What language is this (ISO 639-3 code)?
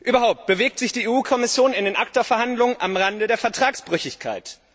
deu